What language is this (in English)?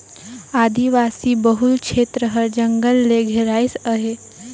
Chhattisgarhi